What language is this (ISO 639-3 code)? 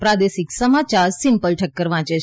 guj